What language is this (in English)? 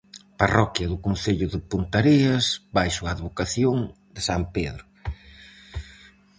Galician